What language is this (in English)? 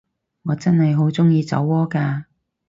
Cantonese